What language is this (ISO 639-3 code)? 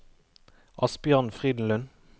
nor